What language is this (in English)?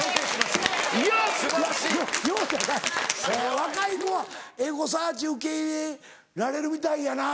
Japanese